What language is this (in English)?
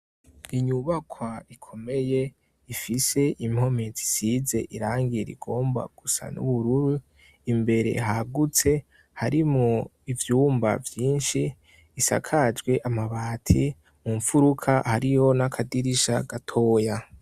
Rundi